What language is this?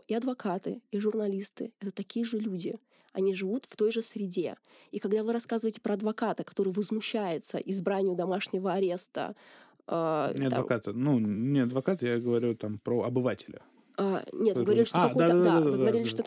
Russian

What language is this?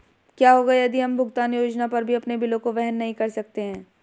Hindi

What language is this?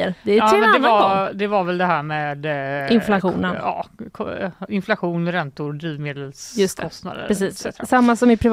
Swedish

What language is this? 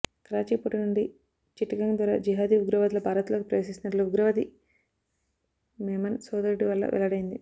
Telugu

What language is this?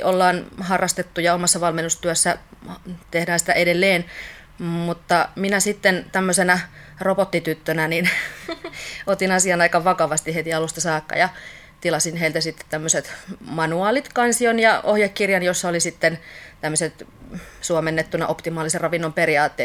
Finnish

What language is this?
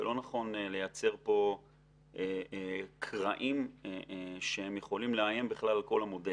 Hebrew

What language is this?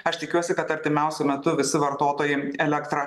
Lithuanian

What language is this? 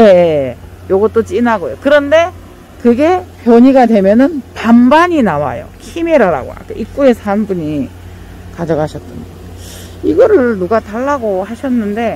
Korean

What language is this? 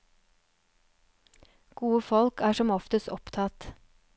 Norwegian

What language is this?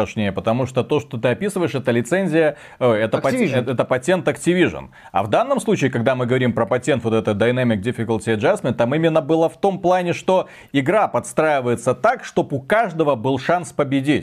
Russian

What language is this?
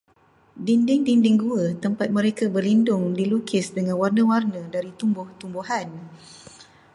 Malay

